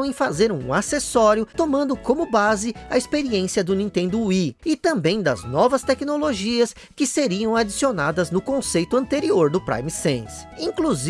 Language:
Portuguese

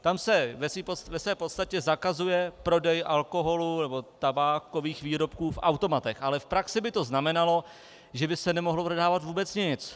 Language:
Czech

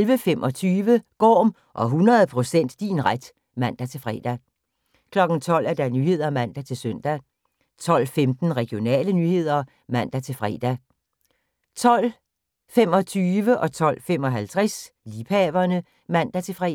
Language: Danish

